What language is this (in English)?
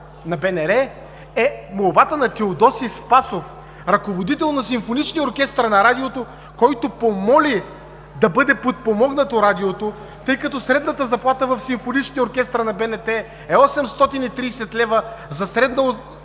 Bulgarian